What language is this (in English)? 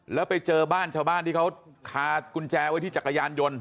Thai